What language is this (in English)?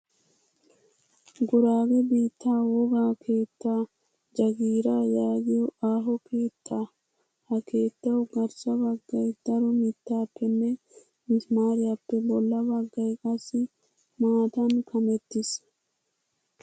Wolaytta